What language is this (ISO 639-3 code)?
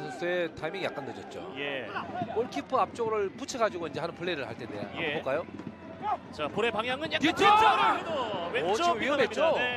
kor